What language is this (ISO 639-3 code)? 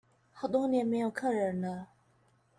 zho